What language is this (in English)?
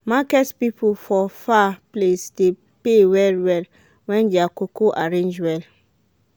Nigerian Pidgin